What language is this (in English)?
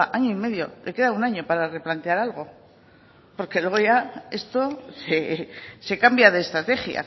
Spanish